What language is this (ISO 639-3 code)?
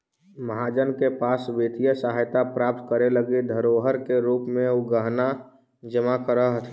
mag